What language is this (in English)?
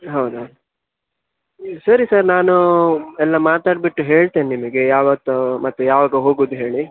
Kannada